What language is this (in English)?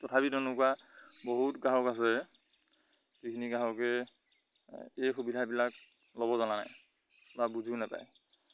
Assamese